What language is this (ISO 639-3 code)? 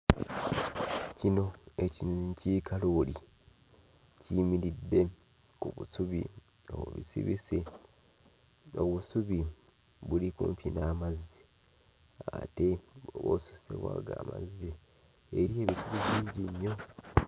lug